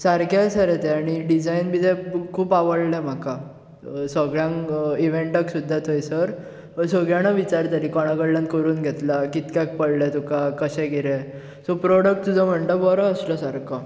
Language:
Konkani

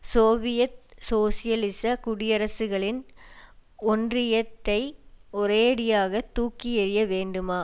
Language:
Tamil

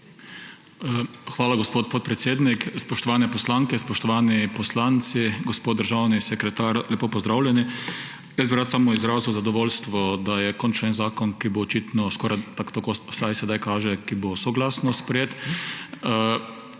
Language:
Slovenian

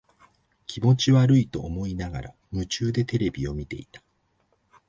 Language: Japanese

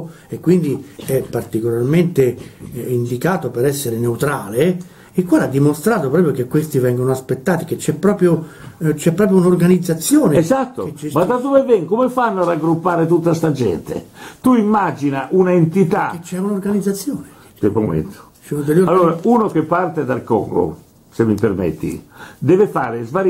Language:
Italian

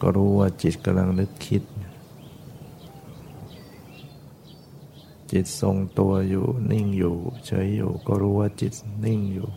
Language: Thai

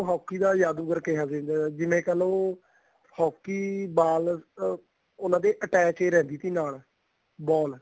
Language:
Punjabi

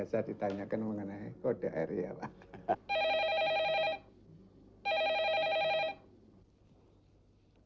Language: Indonesian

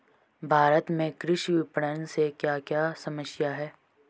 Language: Hindi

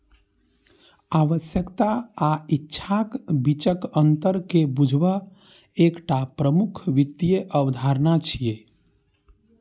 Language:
Maithili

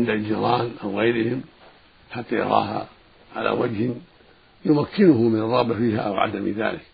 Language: Arabic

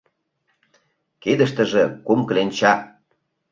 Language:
Mari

